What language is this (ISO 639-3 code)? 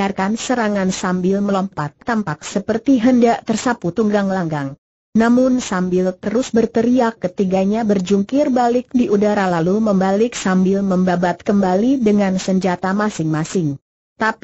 ind